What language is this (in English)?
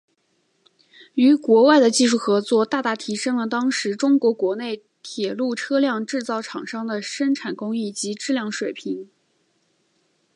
Chinese